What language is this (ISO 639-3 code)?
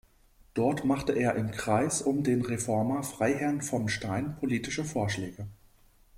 deu